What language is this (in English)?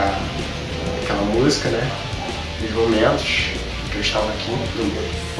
Portuguese